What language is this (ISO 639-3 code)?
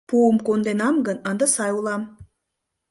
chm